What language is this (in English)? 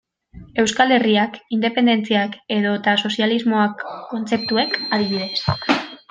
Basque